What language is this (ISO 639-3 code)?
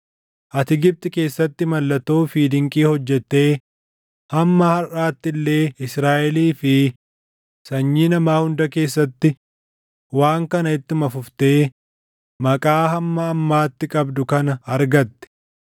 orm